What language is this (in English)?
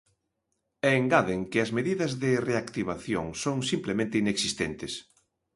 Galician